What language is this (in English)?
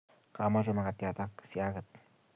Kalenjin